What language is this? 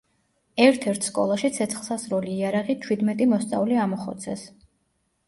Georgian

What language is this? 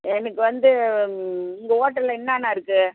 Tamil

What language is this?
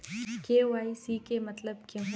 Magahi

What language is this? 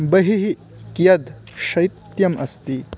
Sanskrit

